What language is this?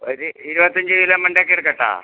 Malayalam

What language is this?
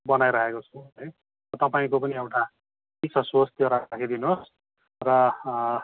Nepali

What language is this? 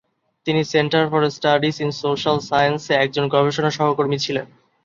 Bangla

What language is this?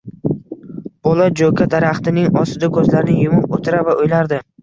Uzbek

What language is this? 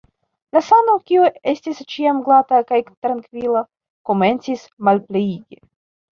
Esperanto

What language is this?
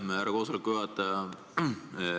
Estonian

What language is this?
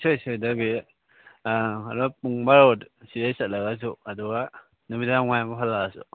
Manipuri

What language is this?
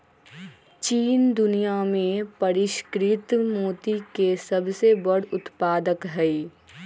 Magahi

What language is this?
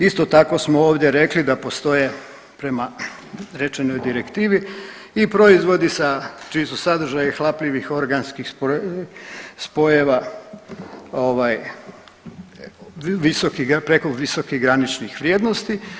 Croatian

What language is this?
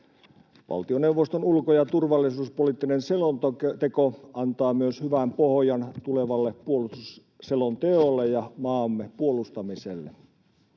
Finnish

